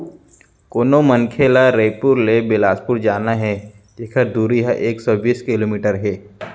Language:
Chhattisgarhi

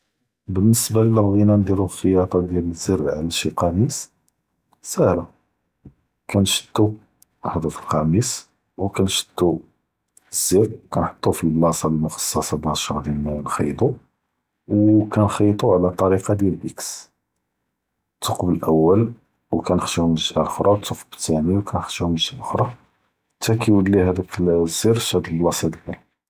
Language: Judeo-Arabic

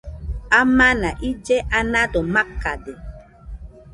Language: Nüpode Huitoto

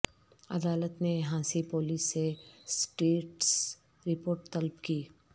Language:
Urdu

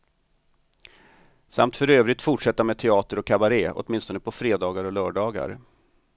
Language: Swedish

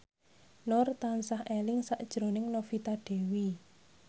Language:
Javanese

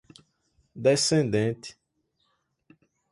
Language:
Portuguese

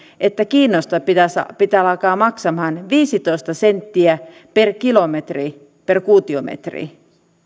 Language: Finnish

